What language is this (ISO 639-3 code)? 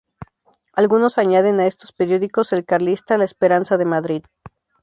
spa